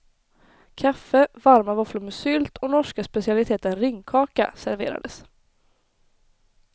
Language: Swedish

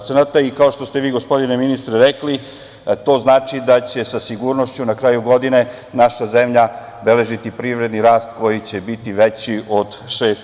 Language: Serbian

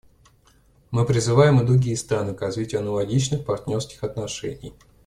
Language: Russian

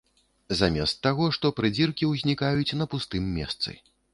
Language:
Belarusian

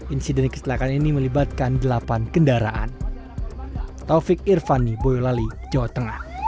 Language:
Indonesian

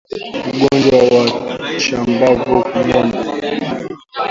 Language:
Swahili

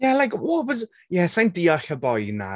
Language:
Welsh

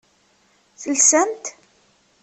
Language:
Kabyle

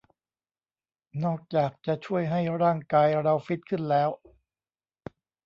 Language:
Thai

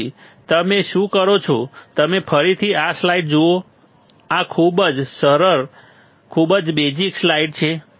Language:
Gujarati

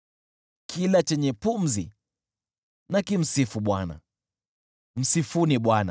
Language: Swahili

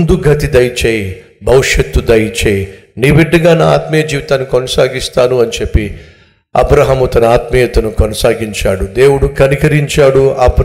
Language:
Telugu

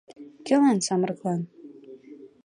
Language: Mari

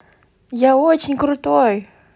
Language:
Russian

